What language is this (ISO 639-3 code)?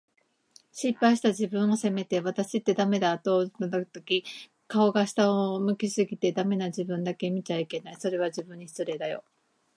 jpn